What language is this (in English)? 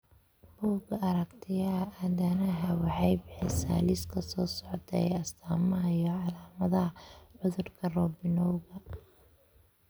Somali